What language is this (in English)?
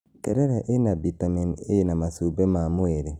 Kikuyu